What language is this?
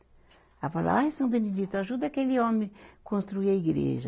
Portuguese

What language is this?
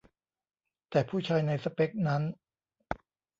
Thai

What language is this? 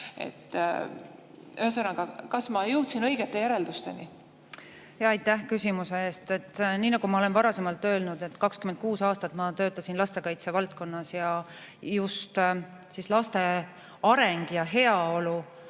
Estonian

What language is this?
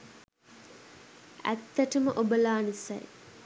Sinhala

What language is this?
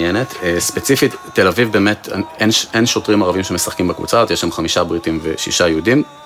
Hebrew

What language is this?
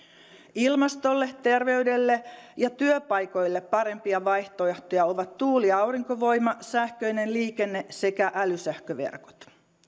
Finnish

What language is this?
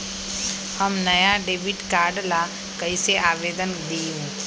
Magahi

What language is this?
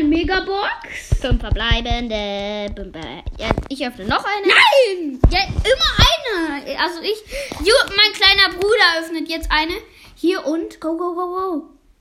German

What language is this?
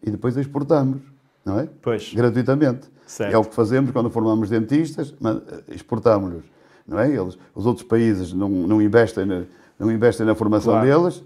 Portuguese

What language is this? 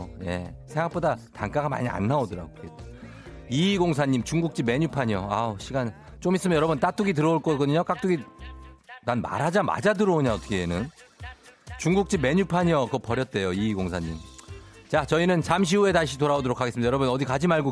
Korean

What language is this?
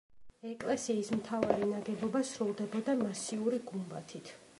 Georgian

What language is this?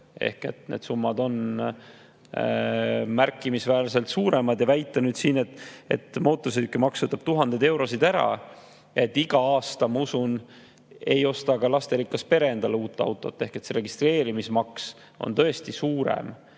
Estonian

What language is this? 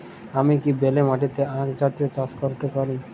Bangla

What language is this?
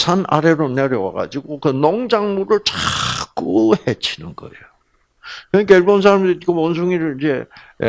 Korean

